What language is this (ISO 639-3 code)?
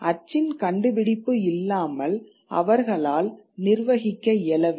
tam